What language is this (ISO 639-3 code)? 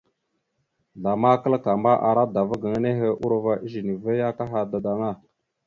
mxu